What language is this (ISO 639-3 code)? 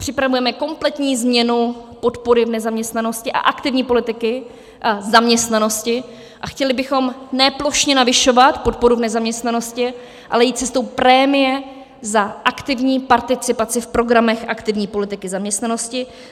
ces